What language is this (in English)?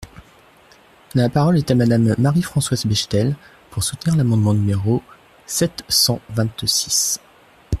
French